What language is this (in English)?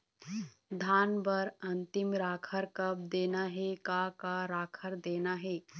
Chhattisgarhi